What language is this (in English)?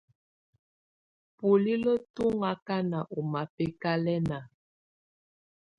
Tunen